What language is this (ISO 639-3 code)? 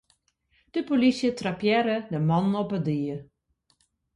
fry